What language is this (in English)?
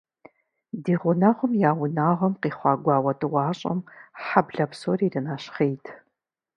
Kabardian